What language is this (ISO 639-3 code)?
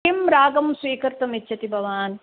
san